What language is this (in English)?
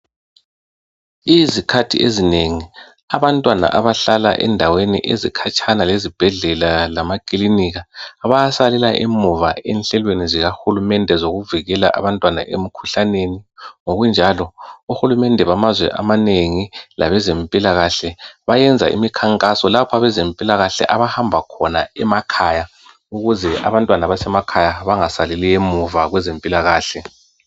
North Ndebele